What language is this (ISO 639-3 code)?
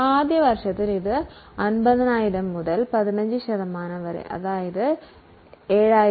mal